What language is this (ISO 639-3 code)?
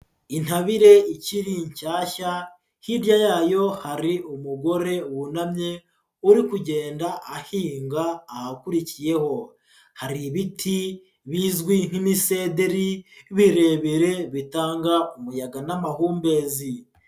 kin